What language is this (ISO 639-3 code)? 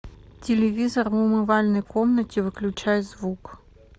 rus